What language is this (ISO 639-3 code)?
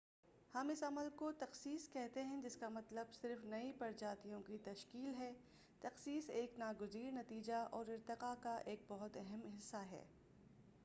urd